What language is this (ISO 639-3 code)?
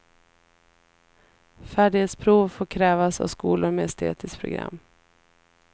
swe